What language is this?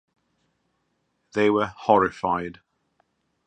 English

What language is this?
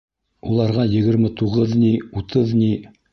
Bashkir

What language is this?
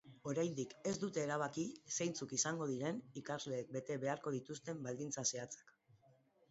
Basque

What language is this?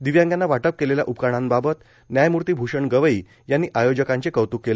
Marathi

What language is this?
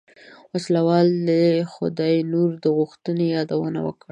Pashto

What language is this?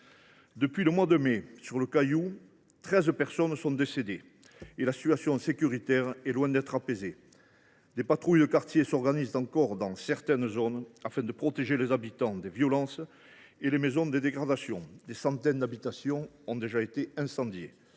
French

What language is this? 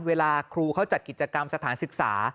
Thai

